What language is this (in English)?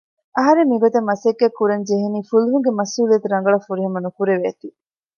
Divehi